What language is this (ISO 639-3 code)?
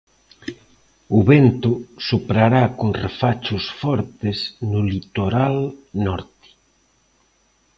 glg